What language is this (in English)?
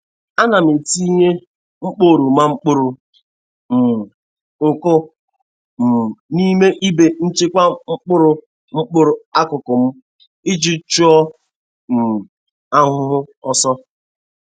Igbo